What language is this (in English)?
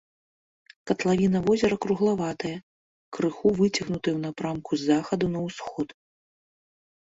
Belarusian